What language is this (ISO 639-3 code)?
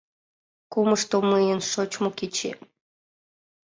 chm